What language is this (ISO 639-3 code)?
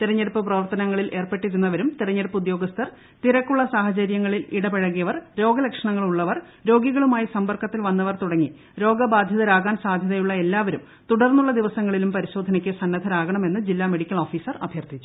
mal